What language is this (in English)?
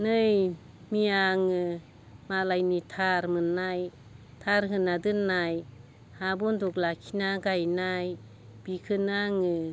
Bodo